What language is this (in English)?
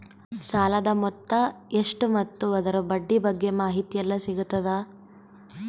Kannada